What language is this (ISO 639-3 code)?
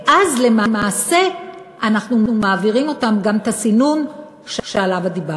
heb